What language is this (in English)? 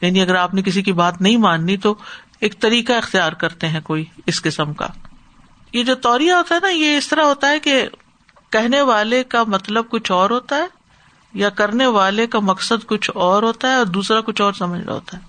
Urdu